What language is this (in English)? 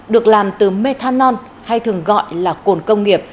Vietnamese